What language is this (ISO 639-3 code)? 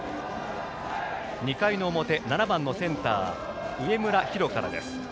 jpn